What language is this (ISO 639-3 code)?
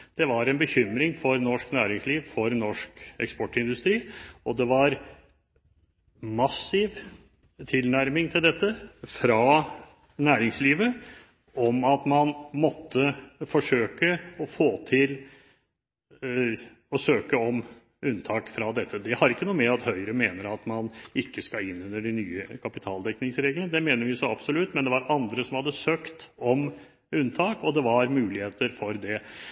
nob